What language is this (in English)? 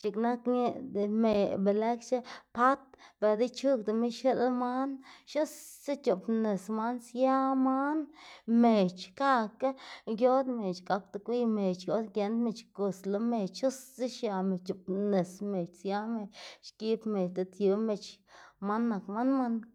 Xanaguía Zapotec